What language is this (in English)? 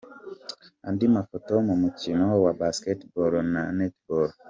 Kinyarwanda